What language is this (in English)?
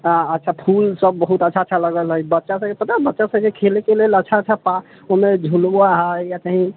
Maithili